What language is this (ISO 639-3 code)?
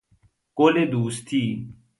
fas